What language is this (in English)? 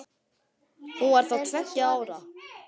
Icelandic